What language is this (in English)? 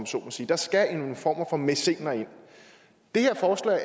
Danish